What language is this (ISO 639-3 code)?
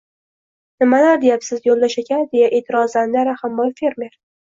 uzb